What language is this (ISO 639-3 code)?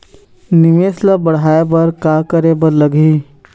hne